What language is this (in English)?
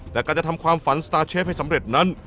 Thai